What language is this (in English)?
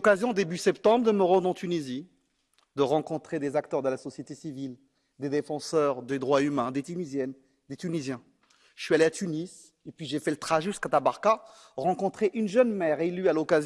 French